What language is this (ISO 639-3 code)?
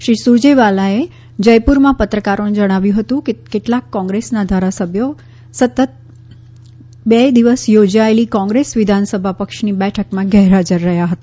guj